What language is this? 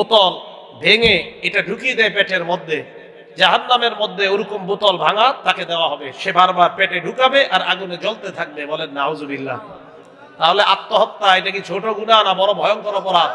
Bangla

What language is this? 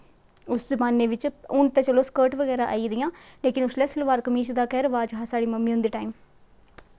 Dogri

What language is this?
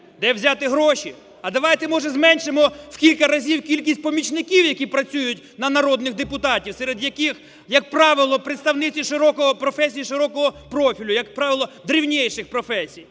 Ukrainian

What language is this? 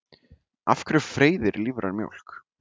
Icelandic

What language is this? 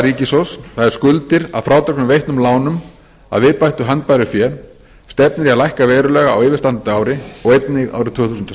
Icelandic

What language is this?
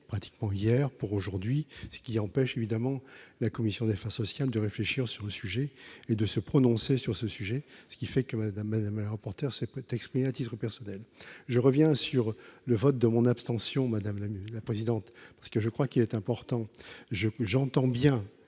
French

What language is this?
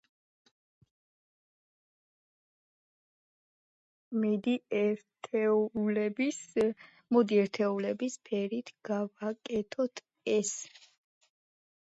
Georgian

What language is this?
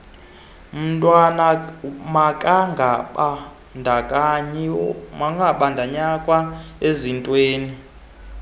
Xhosa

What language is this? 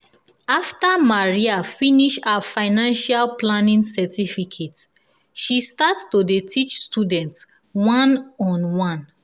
Nigerian Pidgin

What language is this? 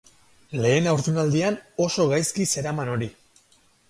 Basque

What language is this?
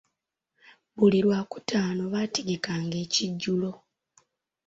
Ganda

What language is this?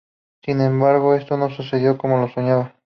Spanish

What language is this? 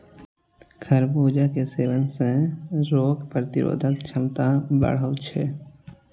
Maithili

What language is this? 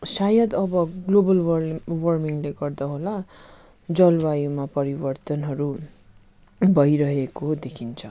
Nepali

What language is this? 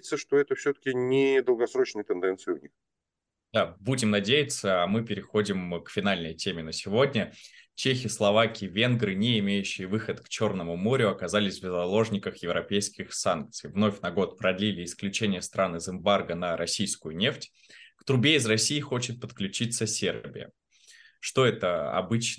Russian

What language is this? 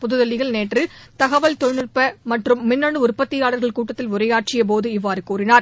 Tamil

